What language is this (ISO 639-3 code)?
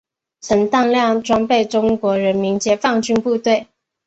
zho